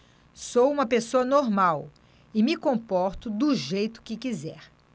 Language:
Portuguese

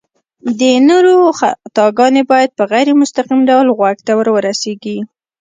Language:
Pashto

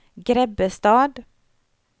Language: Swedish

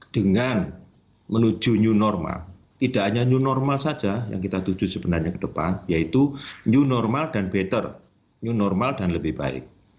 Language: Indonesian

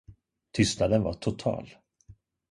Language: Swedish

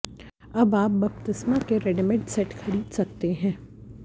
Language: Hindi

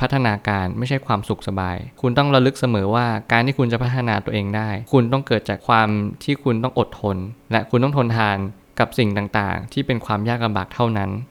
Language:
Thai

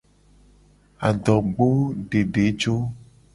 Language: Gen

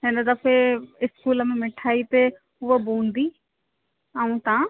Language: Sindhi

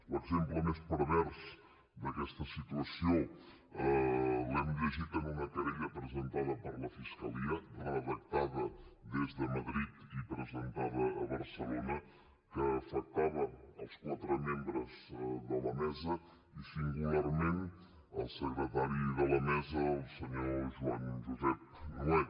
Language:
Catalan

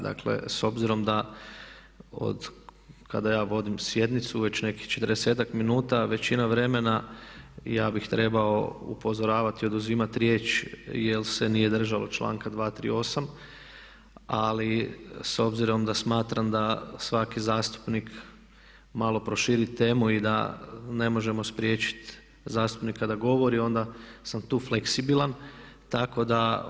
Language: Croatian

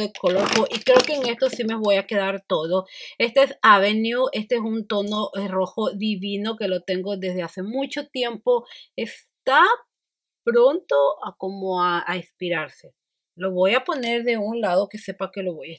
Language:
Spanish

